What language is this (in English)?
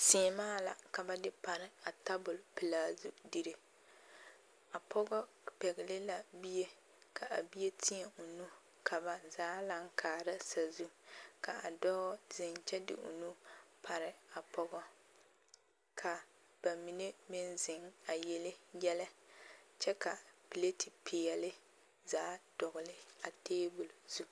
Southern Dagaare